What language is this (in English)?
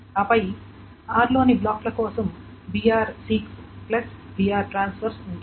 Telugu